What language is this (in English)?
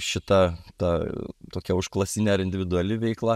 Lithuanian